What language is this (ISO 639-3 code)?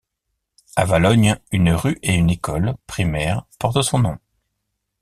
fra